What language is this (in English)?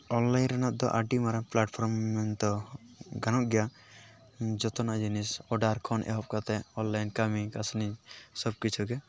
Santali